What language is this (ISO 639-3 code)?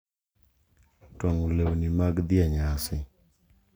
luo